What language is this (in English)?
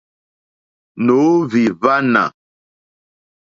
Mokpwe